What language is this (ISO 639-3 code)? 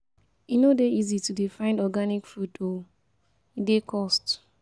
pcm